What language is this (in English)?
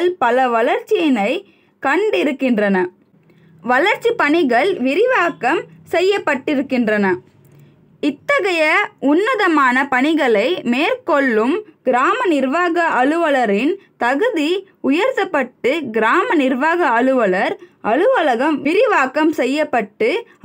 Tamil